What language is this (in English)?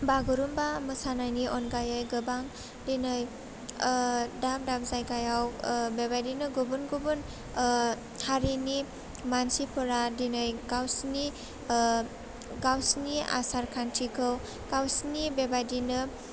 Bodo